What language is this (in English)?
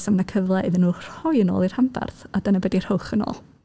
Welsh